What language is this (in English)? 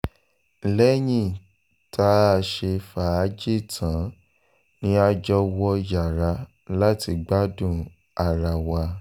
Yoruba